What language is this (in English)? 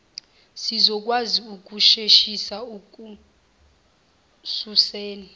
Zulu